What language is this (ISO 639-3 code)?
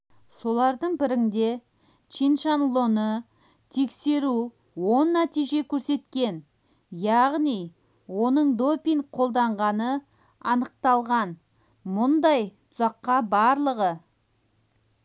kaz